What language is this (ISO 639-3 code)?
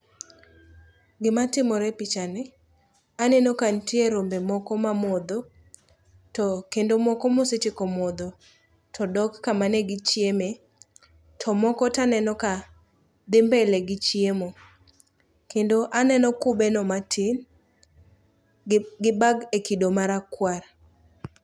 luo